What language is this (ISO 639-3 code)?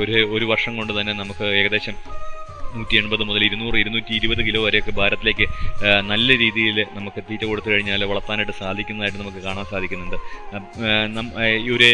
mal